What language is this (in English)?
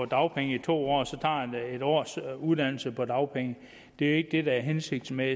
Danish